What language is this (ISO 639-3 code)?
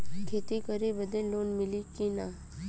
bho